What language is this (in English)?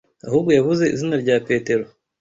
Kinyarwanda